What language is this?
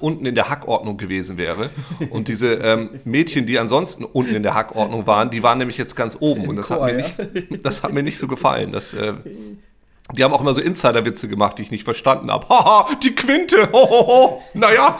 German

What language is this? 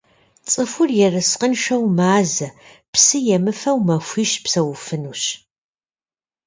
Kabardian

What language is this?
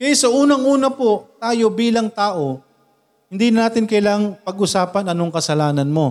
Filipino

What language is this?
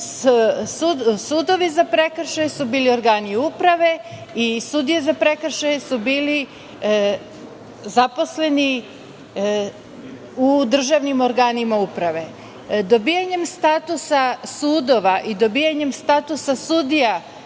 Serbian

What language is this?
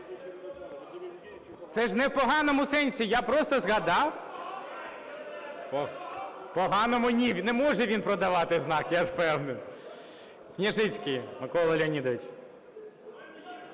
Ukrainian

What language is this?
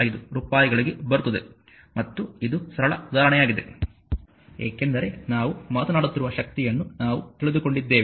Kannada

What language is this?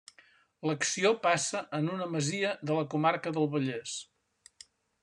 Catalan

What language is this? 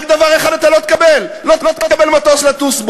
Hebrew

